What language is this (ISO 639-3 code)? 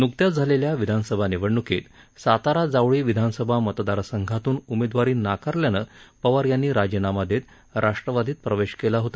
mar